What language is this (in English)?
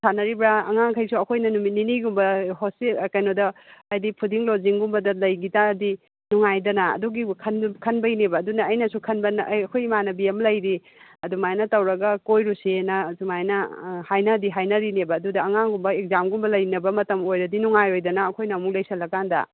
Manipuri